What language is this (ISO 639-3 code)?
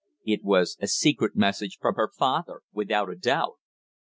eng